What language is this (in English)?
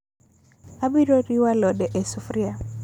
Luo (Kenya and Tanzania)